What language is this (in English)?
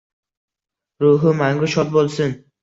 Uzbek